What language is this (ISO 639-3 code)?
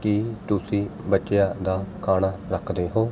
pan